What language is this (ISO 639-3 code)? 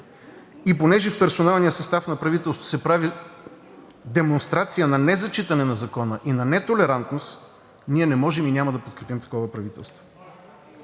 bul